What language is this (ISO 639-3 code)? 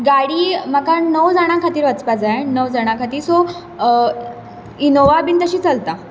kok